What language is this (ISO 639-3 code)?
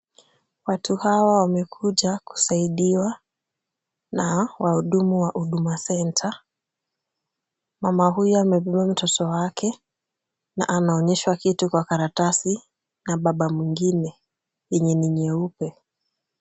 swa